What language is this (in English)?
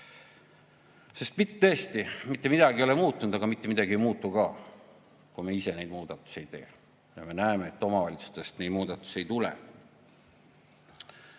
Estonian